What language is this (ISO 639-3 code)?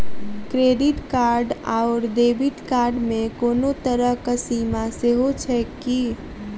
mai